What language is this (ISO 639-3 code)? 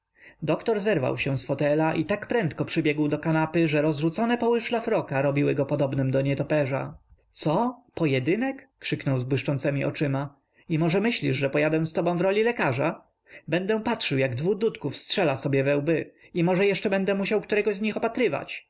pol